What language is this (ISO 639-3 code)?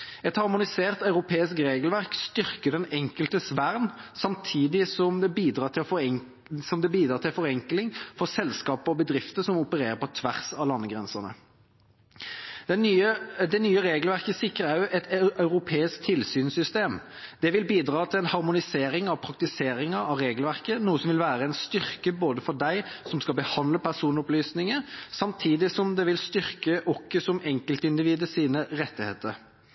nob